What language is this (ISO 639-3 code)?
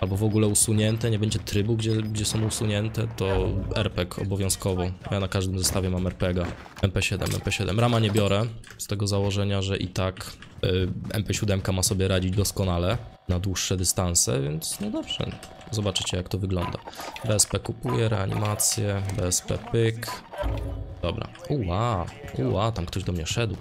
pol